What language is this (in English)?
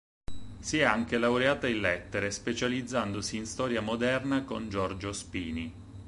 Italian